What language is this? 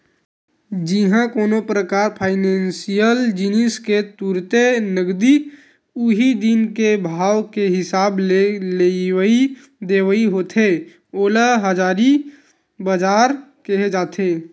Chhattisgarhi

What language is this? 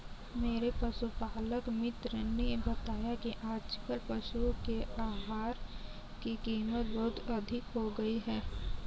Hindi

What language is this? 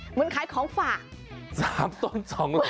Thai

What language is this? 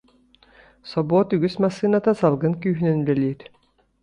Yakut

